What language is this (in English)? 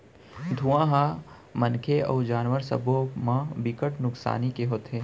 Chhattisgarhi